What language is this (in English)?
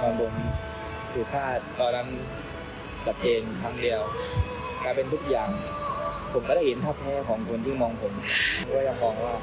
Thai